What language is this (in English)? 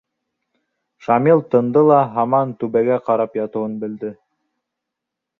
Bashkir